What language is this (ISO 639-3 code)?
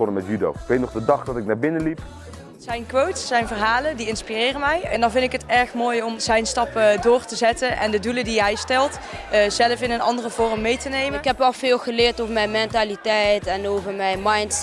nld